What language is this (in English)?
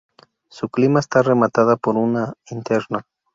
Spanish